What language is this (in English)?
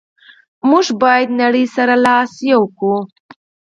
Pashto